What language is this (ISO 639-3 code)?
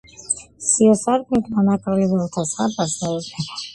kat